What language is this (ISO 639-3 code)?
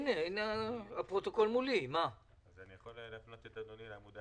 heb